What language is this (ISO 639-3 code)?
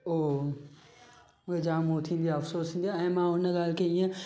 snd